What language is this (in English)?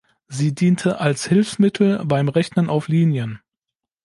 German